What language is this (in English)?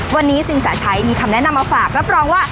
Thai